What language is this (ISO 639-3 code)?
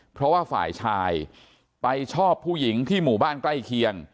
tha